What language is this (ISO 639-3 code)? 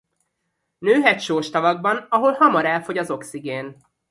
hun